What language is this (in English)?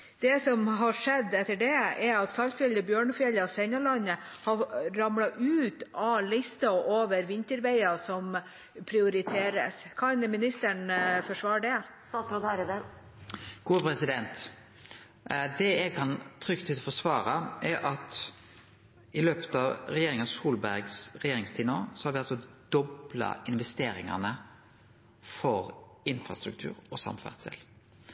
Norwegian